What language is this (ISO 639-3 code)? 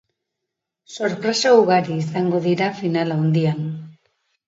eus